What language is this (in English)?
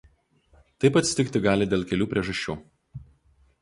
Lithuanian